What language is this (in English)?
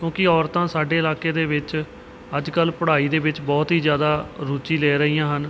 Punjabi